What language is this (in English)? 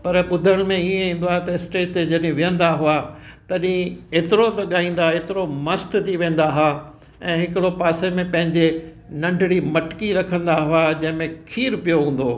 Sindhi